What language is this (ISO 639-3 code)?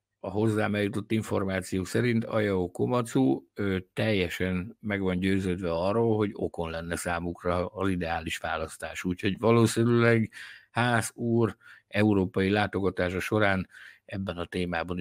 hun